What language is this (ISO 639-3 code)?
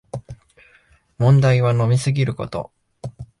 jpn